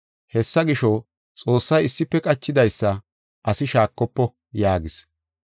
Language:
Gofa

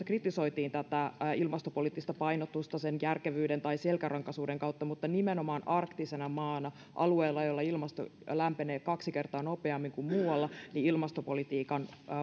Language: Finnish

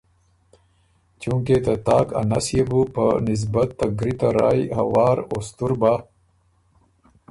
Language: Ormuri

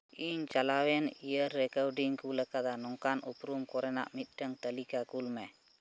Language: Santali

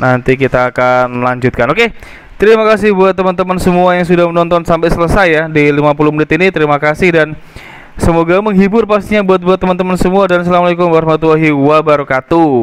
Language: Indonesian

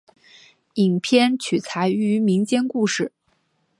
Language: Chinese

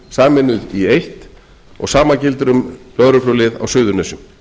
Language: Icelandic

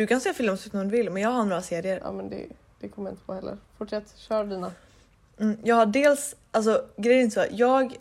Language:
Swedish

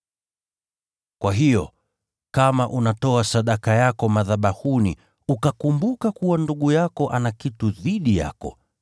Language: Swahili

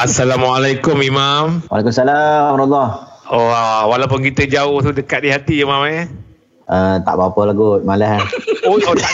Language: Malay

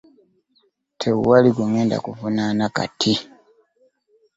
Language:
Ganda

